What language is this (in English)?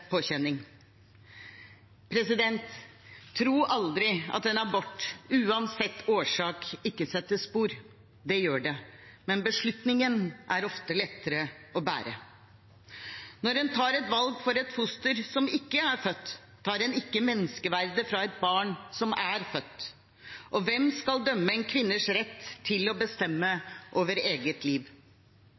Norwegian Bokmål